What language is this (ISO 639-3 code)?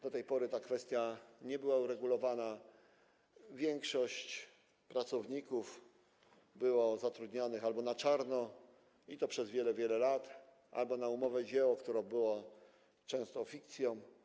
pol